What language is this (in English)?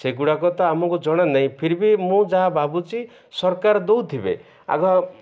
Odia